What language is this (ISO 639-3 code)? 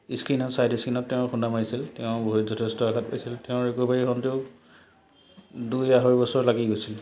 asm